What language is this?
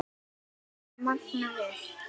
Icelandic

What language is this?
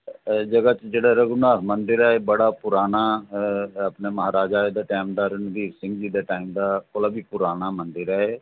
Dogri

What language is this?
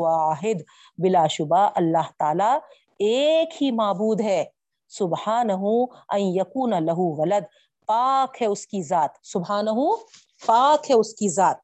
Urdu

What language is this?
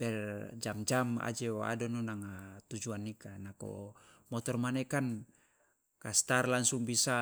Loloda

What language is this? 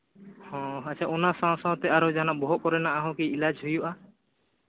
Santali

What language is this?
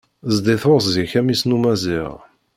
Kabyle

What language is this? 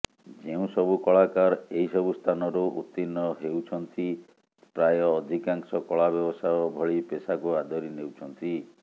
Odia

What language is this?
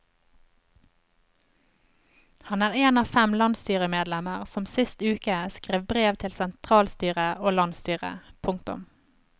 Norwegian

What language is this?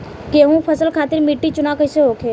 Bhojpuri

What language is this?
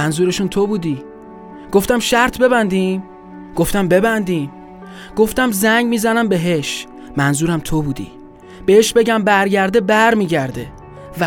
Persian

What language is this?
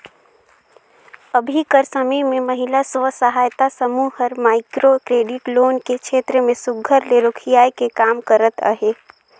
Chhattisgarhi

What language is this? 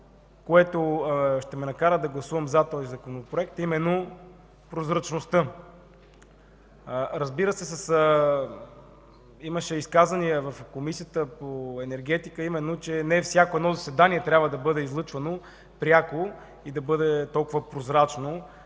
Bulgarian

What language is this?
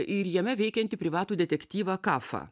Lithuanian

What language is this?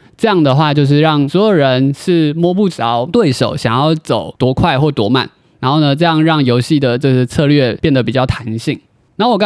Chinese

